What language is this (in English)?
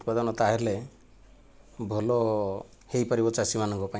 Odia